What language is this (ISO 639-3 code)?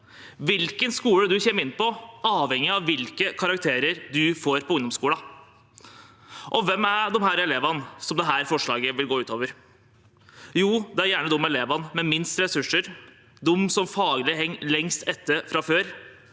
nor